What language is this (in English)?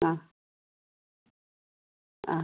Malayalam